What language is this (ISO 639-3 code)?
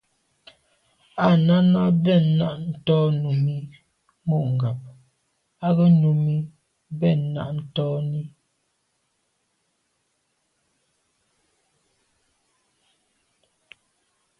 byv